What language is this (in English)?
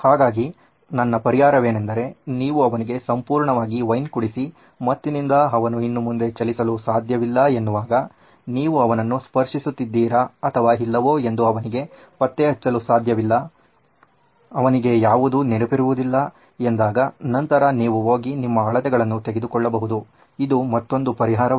Kannada